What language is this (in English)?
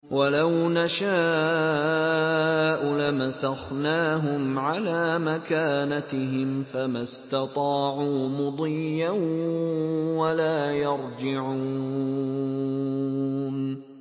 Arabic